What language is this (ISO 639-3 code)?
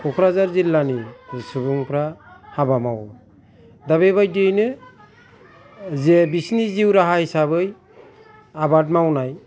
brx